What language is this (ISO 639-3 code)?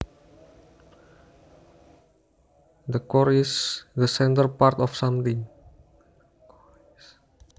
jav